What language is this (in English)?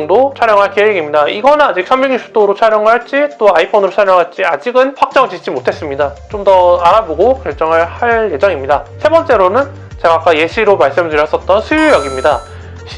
Korean